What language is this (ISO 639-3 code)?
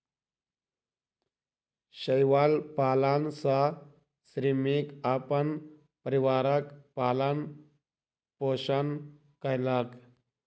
mai